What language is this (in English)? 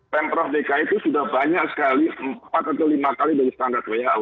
Indonesian